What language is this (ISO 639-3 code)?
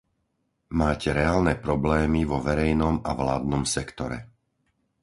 slk